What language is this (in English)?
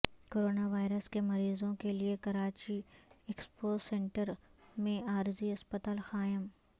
Urdu